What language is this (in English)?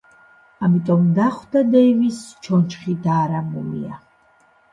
Georgian